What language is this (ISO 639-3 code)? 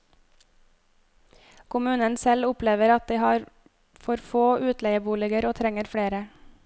nor